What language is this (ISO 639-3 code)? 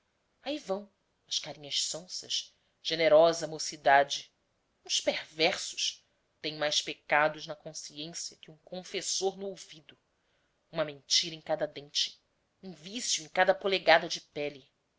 por